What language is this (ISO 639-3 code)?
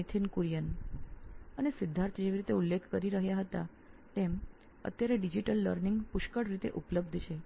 guj